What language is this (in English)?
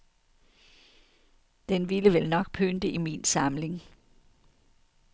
Danish